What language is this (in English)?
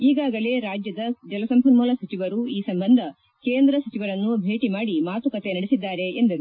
Kannada